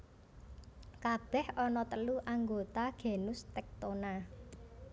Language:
Javanese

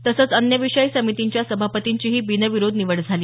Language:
Marathi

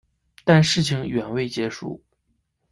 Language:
Chinese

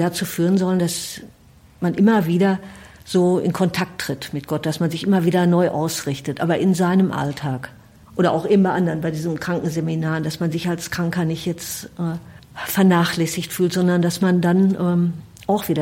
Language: German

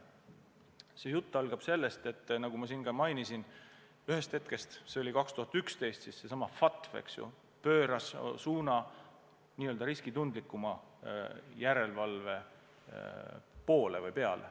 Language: Estonian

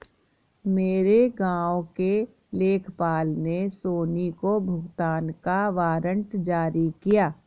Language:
Hindi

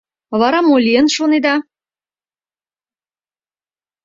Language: Mari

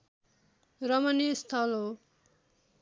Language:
Nepali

